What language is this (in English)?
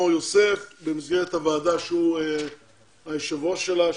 Hebrew